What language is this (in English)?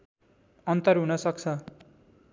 Nepali